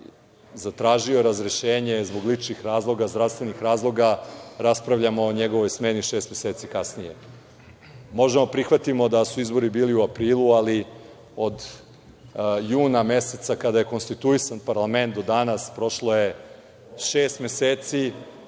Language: Serbian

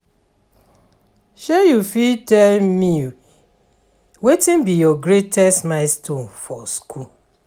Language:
Nigerian Pidgin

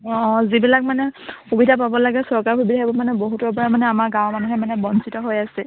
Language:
Assamese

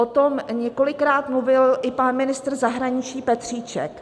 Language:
Czech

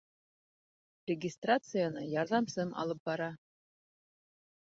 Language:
Bashkir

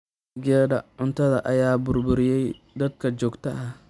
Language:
Somali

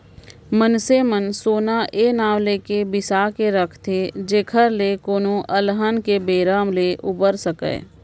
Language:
Chhattisgarhi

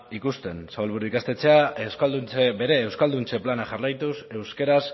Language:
Basque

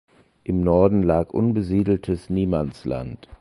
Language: German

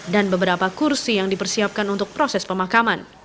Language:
Indonesian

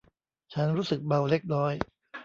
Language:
Thai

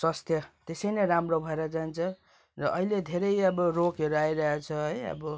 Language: Nepali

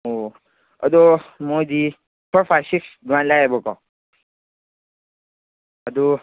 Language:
Manipuri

